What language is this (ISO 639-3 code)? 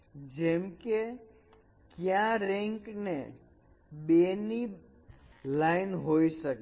guj